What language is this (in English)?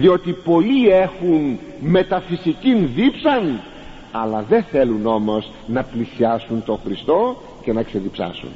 Greek